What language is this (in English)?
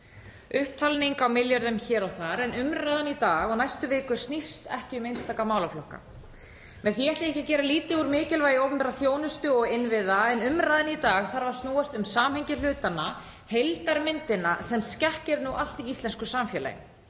Icelandic